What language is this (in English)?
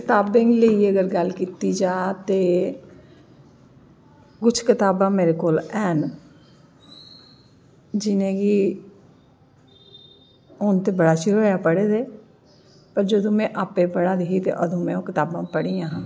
Dogri